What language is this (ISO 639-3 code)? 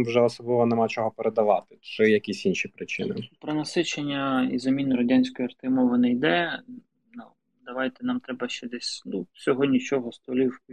ukr